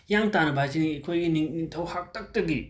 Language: Manipuri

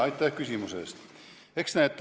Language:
Estonian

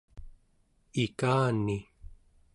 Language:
Central Yupik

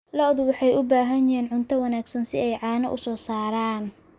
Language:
Somali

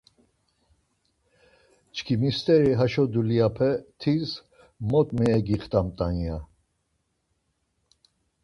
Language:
Laz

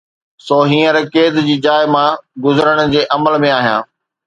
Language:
Sindhi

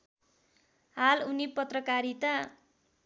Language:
Nepali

